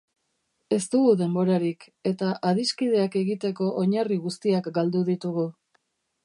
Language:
Basque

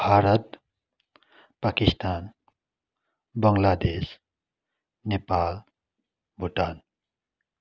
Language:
Nepali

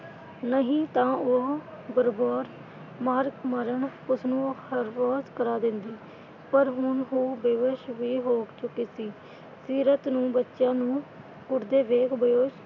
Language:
Punjabi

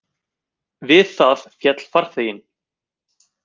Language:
Icelandic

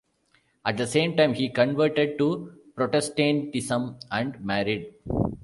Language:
English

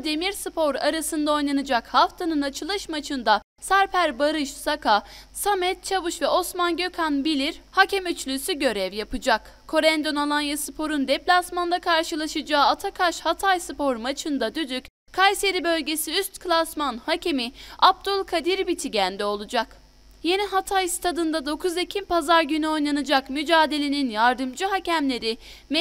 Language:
Turkish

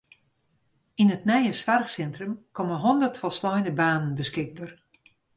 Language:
Western Frisian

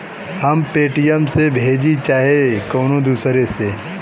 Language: Bhojpuri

